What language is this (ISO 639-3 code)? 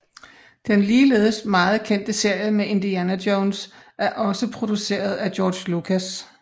dan